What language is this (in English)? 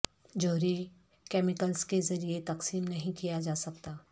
Urdu